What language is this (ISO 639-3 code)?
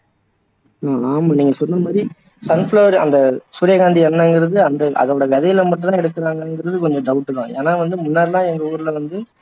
tam